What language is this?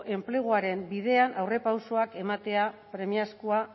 Basque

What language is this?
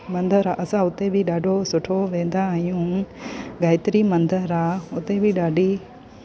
Sindhi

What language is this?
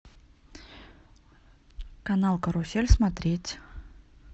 Russian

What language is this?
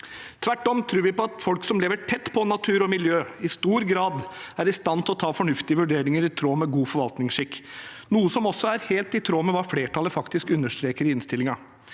Norwegian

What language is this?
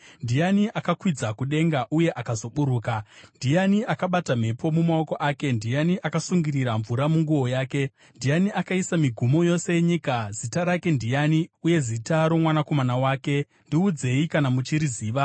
Shona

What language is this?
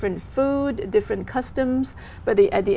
Vietnamese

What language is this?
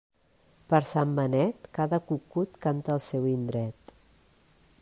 Catalan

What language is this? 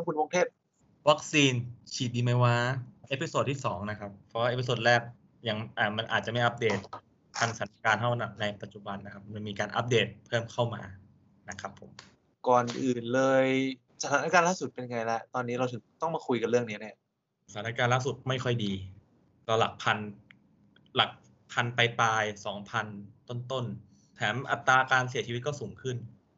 Thai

